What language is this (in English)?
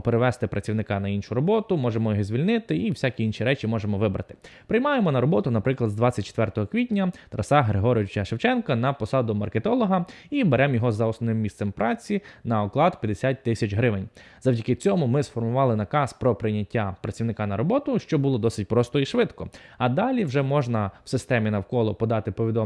Ukrainian